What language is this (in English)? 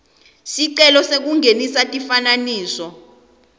Swati